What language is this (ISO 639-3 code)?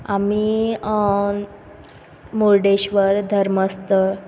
kok